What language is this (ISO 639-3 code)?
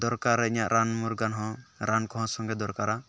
sat